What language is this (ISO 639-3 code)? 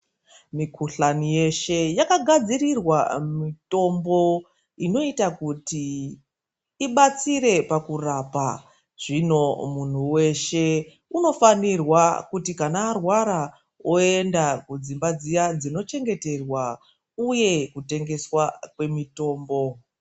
ndc